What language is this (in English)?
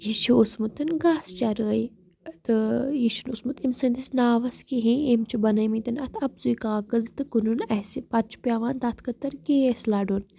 Kashmiri